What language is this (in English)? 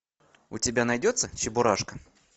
Russian